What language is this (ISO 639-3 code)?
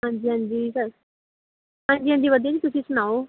pan